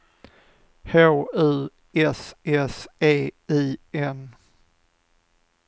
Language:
Swedish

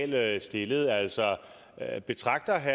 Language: Danish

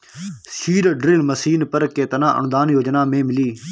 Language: Bhojpuri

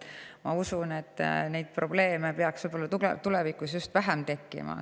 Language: Estonian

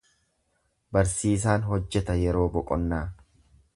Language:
Oromo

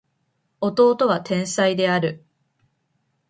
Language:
Japanese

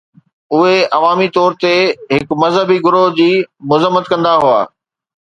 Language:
Sindhi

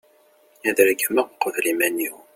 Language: Kabyle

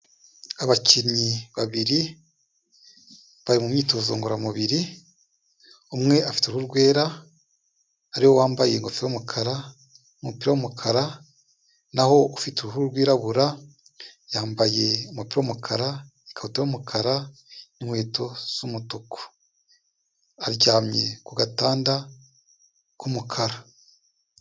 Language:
Kinyarwanda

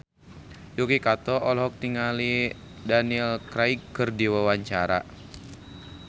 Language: Sundanese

